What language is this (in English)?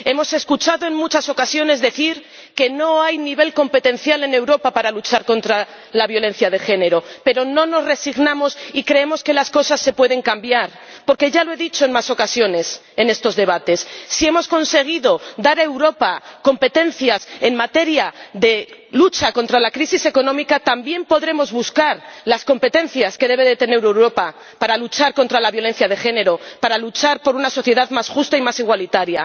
Spanish